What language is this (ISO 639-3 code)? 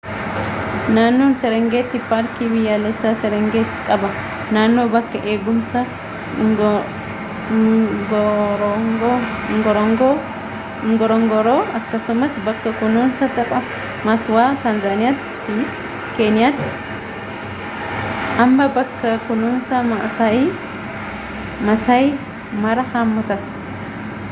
orm